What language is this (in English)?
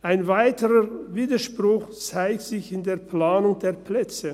Swiss German